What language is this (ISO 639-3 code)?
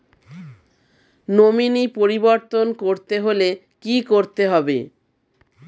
ben